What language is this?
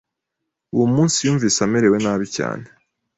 Kinyarwanda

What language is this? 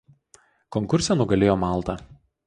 Lithuanian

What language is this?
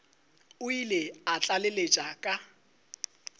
Northern Sotho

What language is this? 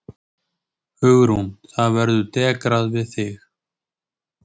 Icelandic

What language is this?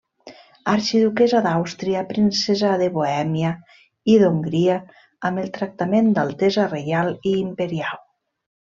Catalan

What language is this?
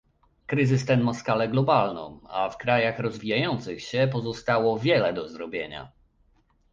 Polish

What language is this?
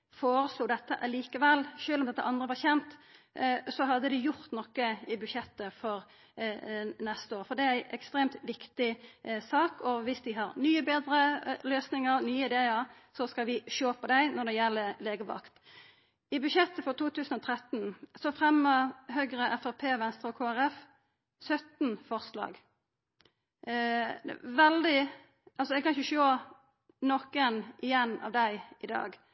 Norwegian Nynorsk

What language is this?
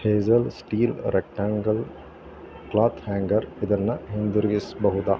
Kannada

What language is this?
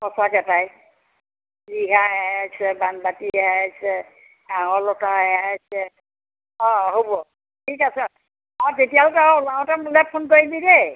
Assamese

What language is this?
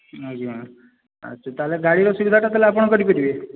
Odia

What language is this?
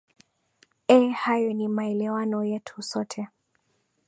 Swahili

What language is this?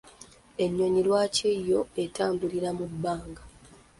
Ganda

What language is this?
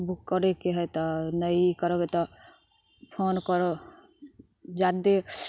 Maithili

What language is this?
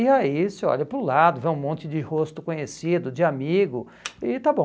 Portuguese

